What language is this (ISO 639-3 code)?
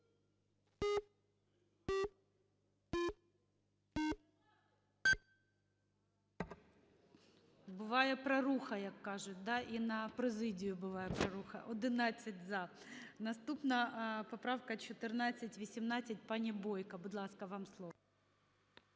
ukr